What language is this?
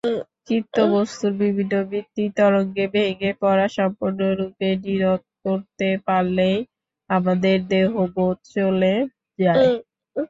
Bangla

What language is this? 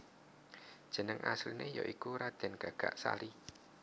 Javanese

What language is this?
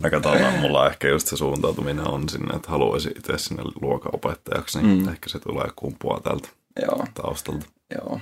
Finnish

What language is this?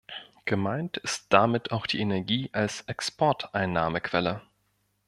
German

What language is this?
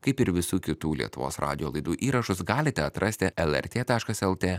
Lithuanian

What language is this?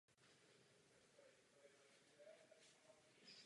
Czech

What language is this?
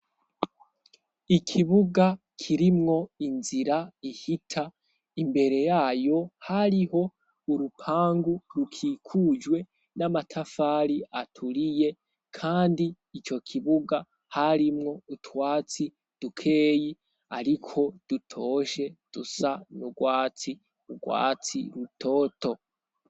Rundi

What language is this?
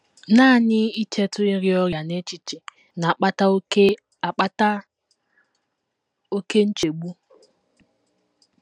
Igbo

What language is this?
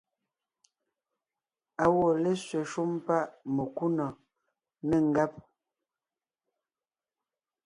Ngiemboon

